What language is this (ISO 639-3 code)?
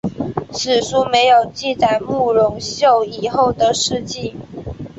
zho